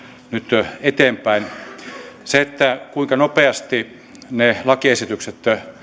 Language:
Finnish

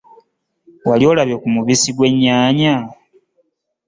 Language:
Ganda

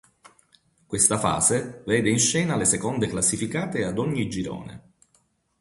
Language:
Italian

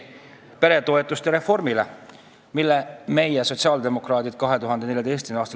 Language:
Estonian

